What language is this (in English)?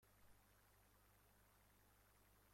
Persian